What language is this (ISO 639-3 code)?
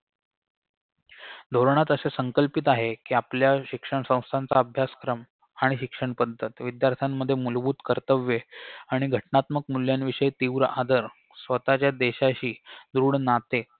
mar